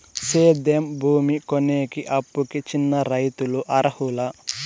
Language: Telugu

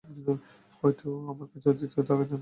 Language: Bangla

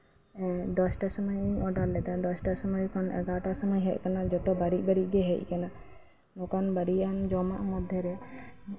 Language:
Santali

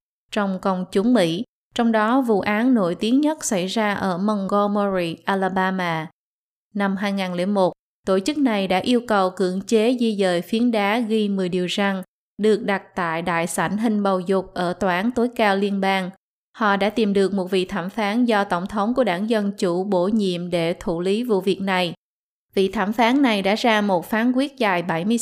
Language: Vietnamese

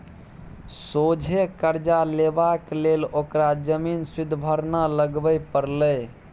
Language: Maithili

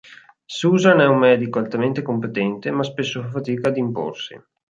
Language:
Italian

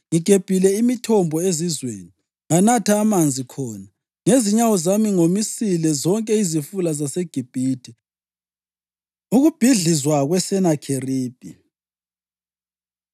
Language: North Ndebele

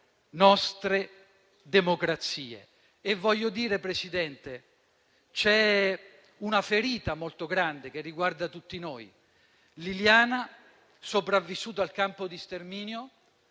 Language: Italian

